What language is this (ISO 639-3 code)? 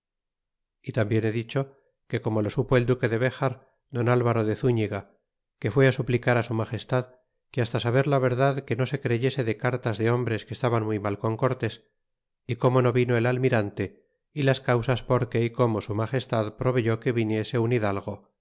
spa